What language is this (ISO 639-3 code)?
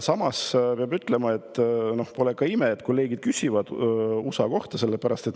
est